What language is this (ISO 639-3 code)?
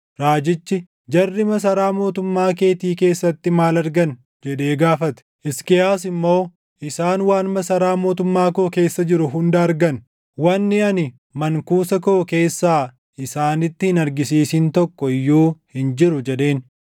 orm